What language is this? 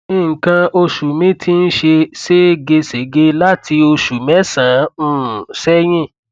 Yoruba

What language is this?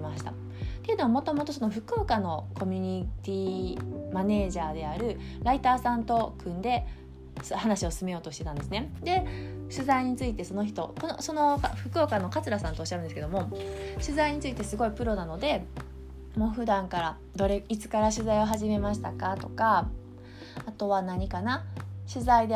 Japanese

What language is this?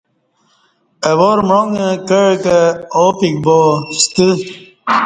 Kati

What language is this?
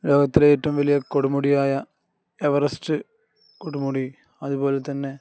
Malayalam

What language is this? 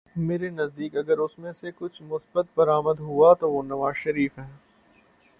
Urdu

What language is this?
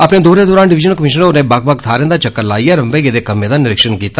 Dogri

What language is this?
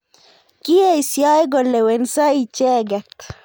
Kalenjin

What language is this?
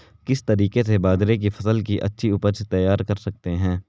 Hindi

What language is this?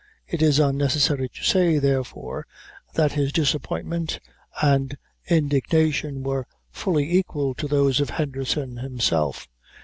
English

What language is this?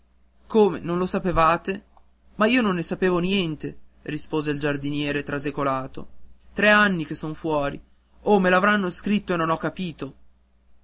Italian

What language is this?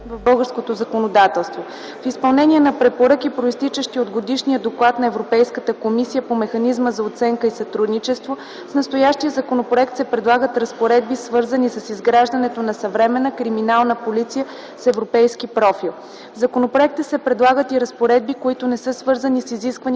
Bulgarian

